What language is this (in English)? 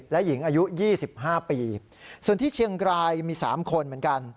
Thai